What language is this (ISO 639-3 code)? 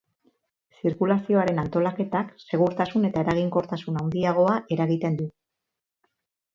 eus